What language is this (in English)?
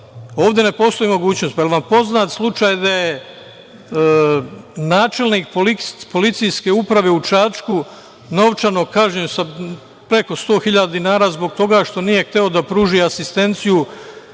Serbian